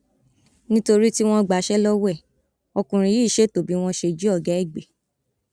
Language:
Yoruba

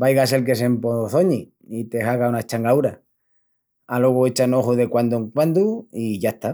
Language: Extremaduran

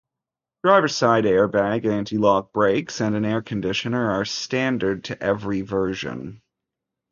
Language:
English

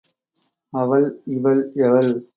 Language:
Tamil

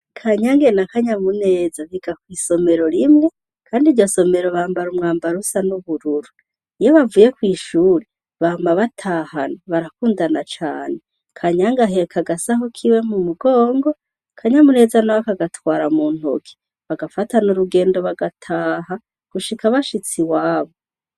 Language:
Rundi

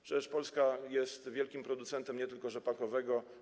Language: Polish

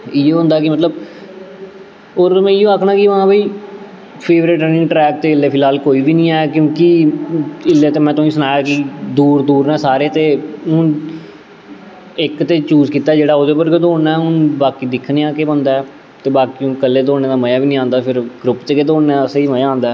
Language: Dogri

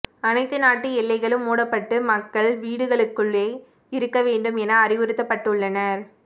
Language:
Tamil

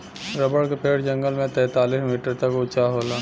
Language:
Bhojpuri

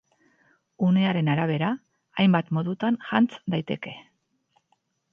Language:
Basque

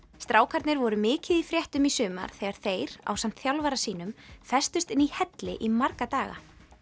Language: Icelandic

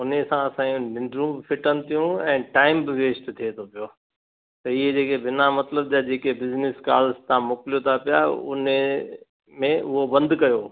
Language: Sindhi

